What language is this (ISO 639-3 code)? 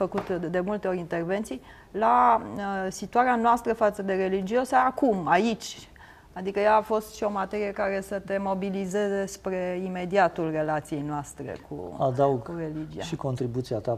ron